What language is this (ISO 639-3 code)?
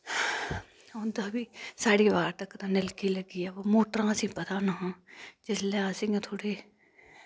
doi